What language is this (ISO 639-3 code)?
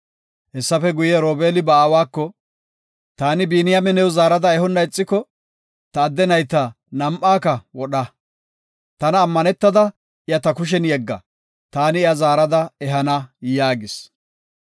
gof